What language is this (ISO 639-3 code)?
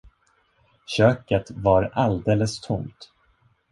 swe